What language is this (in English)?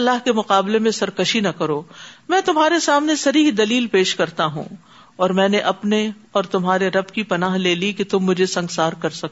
Urdu